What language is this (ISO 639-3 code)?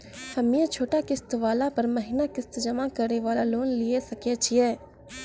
mai